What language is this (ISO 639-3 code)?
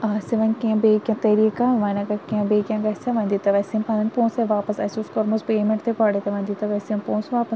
kas